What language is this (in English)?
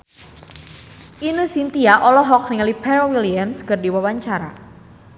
Sundanese